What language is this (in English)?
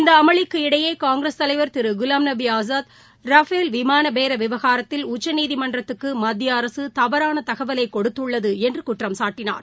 Tamil